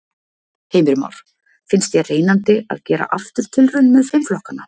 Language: Icelandic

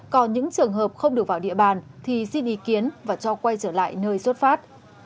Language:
Vietnamese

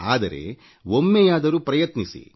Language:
Kannada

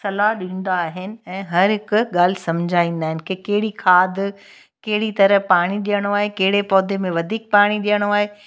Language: Sindhi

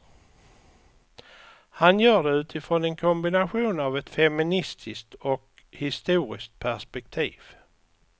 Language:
Swedish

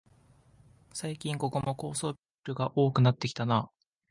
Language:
Japanese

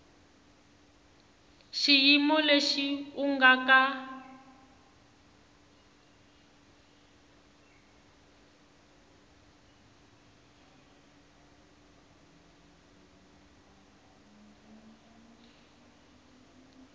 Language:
Tsonga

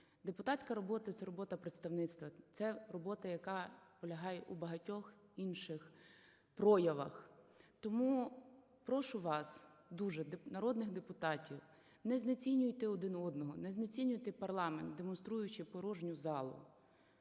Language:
Ukrainian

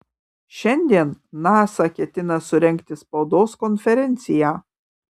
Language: Lithuanian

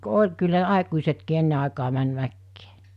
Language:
Finnish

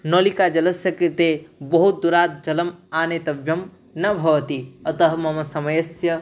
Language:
Sanskrit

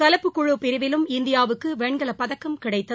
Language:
Tamil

